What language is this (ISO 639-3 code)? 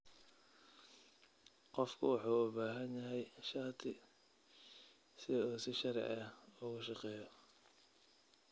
som